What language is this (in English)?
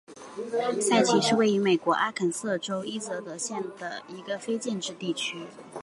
Chinese